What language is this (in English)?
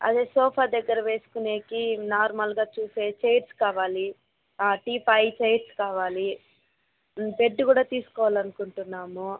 Telugu